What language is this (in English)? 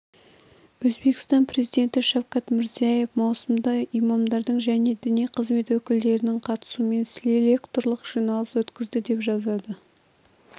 Kazakh